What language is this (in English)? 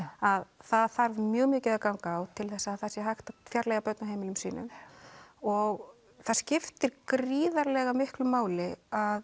Icelandic